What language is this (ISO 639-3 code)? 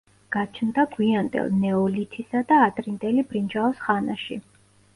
kat